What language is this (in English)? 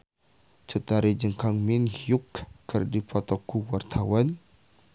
Sundanese